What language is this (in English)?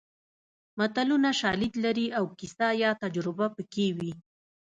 Pashto